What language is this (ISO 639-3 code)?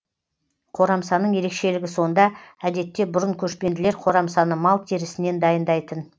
kaz